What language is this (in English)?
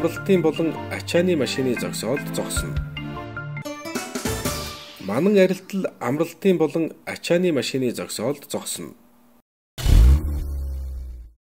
Dutch